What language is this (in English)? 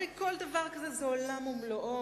Hebrew